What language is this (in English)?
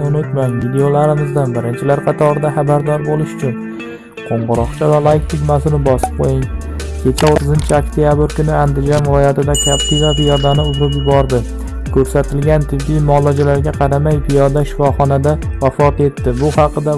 Indonesian